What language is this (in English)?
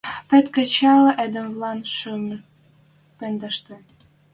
Western Mari